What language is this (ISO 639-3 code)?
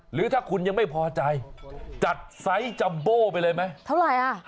tha